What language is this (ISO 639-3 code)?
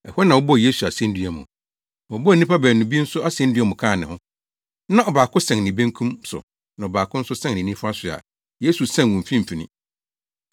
aka